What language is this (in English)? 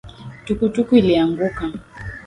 Swahili